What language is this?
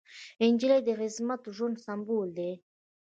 Pashto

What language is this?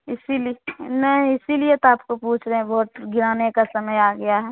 Hindi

